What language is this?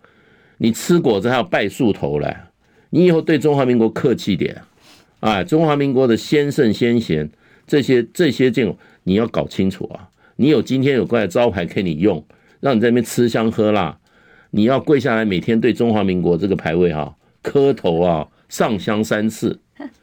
Chinese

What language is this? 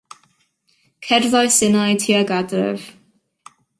Welsh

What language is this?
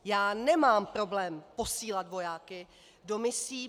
Czech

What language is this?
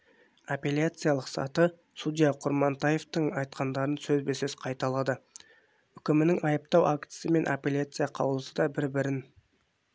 Kazakh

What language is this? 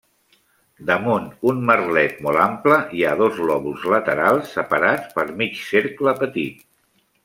Catalan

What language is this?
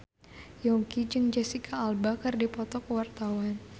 Sundanese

